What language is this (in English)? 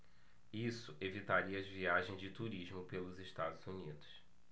Portuguese